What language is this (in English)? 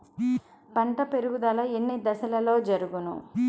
Telugu